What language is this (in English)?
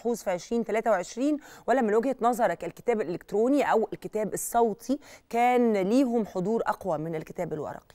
Arabic